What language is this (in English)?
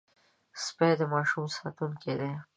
Pashto